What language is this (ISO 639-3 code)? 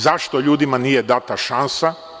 srp